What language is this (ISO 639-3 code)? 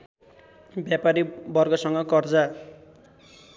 nep